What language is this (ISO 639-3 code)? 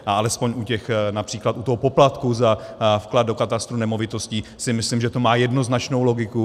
ces